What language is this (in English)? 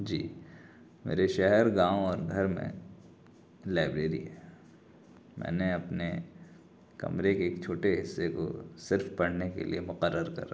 Urdu